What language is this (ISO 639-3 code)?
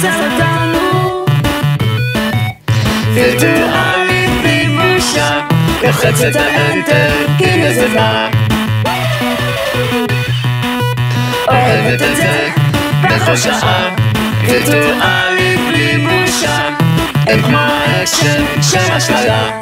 heb